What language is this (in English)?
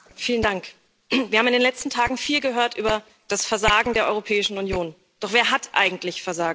German